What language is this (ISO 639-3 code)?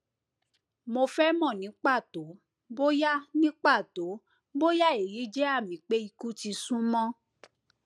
yor